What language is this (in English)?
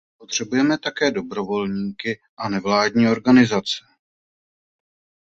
Czech